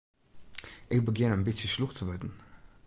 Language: Western Frisian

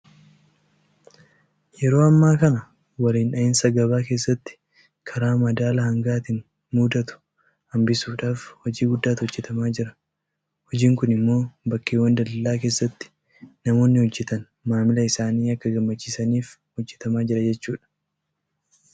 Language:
Oromo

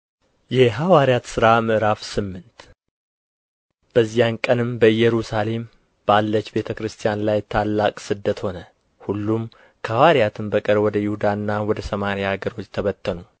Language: Amharic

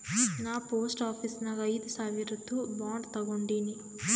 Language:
Kannada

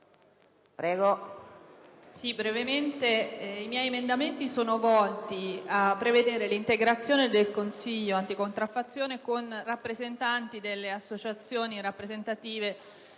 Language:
Italian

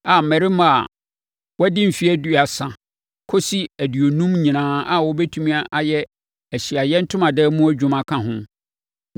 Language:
Akan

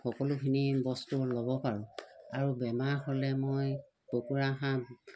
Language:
Assamese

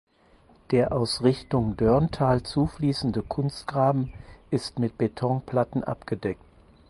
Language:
German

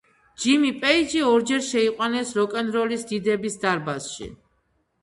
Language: Georgian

